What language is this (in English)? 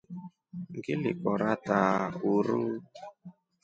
Rombo